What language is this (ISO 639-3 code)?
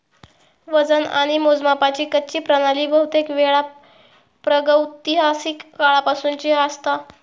mar